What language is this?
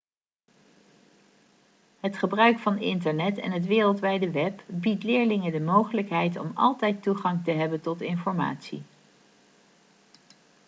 Dutch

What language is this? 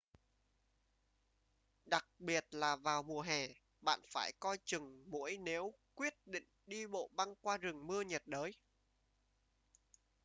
Vietnamese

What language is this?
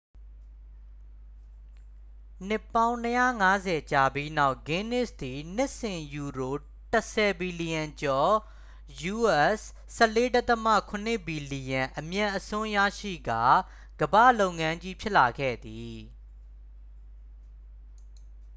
Burmese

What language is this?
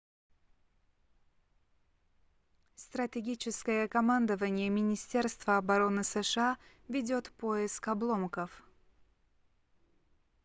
Russian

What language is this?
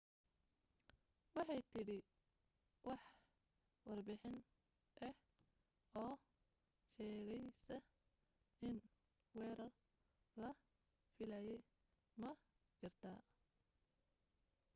Somali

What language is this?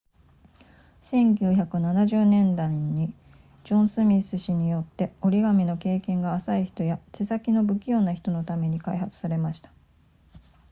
Japanese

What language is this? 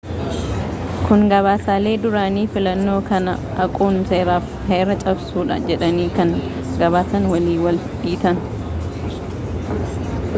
Oromo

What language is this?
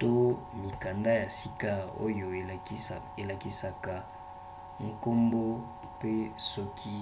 Lingala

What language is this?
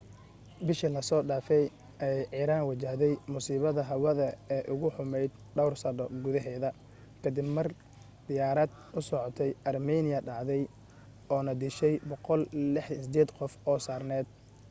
Somali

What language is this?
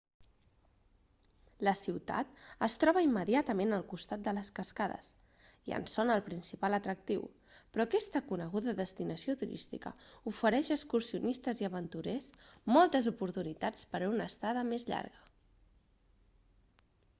Catalan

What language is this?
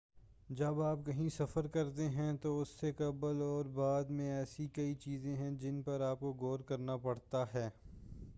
Urdu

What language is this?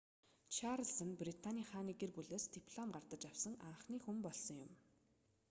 Mongolian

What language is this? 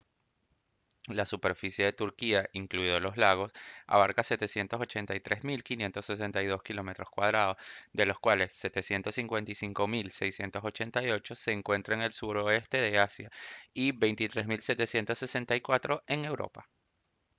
Spanish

